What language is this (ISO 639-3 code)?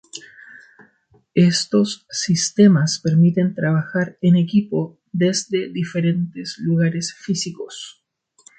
spa